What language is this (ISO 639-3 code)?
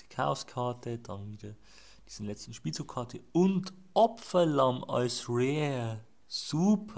deu